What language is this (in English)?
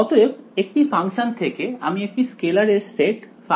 Bangla